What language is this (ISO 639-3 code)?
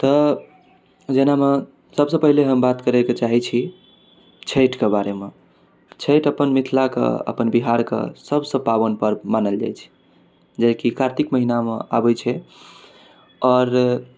mai